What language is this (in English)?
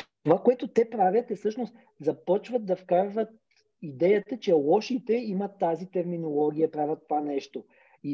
Bulgarian